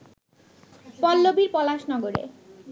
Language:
Bangla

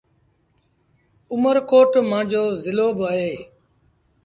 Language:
Sindhi Bhil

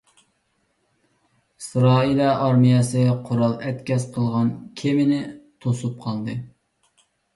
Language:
Uyghur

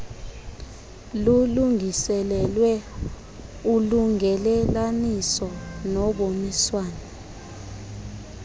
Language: Xhosa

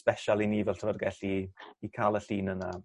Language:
Welsh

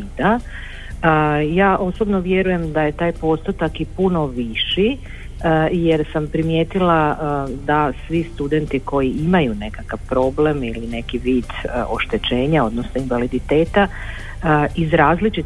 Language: Croatian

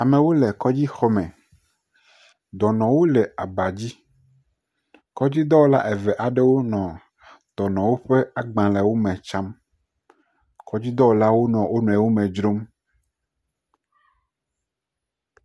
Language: Ewe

